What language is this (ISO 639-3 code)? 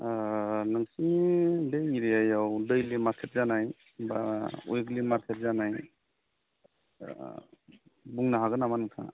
brx